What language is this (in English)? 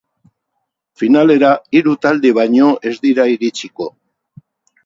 Basque